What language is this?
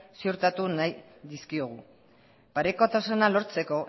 Basque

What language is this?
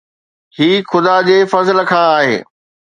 Sindhi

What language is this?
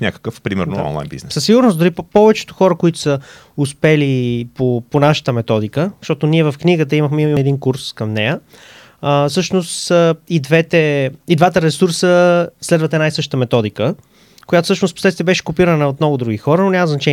Bulgarian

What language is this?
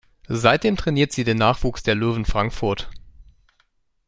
German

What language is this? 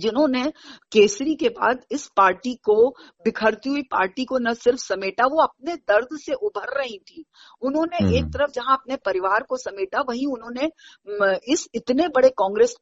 Hindi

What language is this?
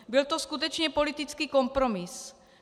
Czech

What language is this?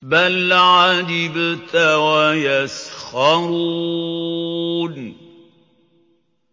Arabic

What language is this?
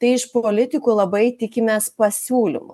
Lithuanian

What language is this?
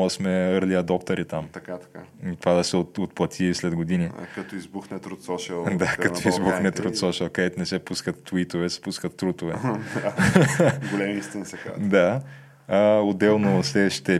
Bulgarian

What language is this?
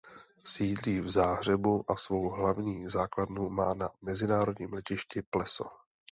Czech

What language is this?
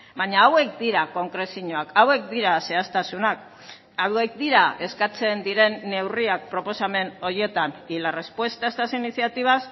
Basque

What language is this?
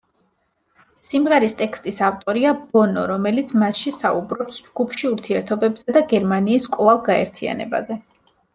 Georgian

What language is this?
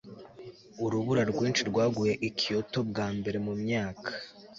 Kinyarwanda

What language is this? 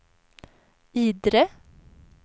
Swedish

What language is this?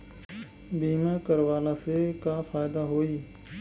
Bhojpuri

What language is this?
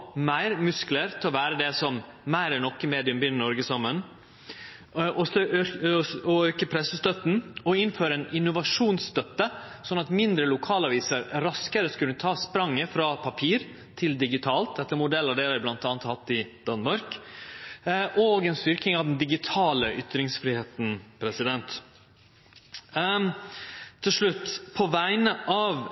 Norwegian Nynorsk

